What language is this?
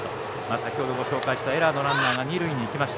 Japanese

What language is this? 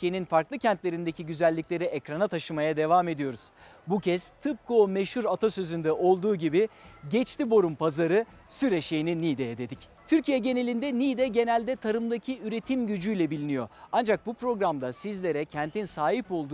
Turkish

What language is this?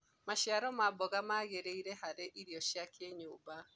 Kikuyu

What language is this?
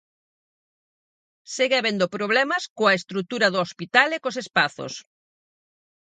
Galician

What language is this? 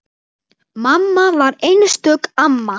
Icelandic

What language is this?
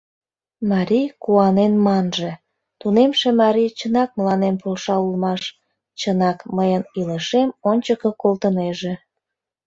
Mari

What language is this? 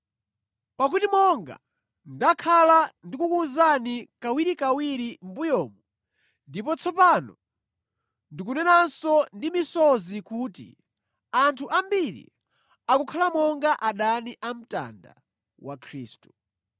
Nyanja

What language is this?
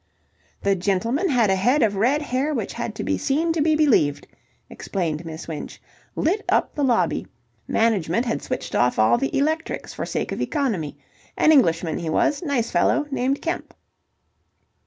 English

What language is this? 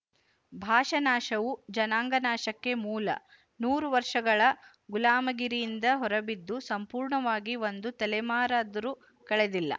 Kannada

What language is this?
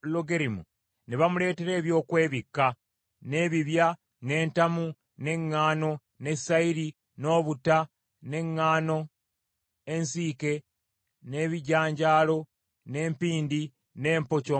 Ganda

